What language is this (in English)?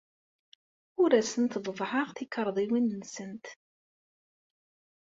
Kabyle